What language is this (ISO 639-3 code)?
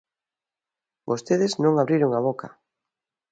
glg